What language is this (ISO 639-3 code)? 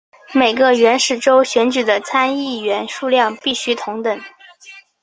zho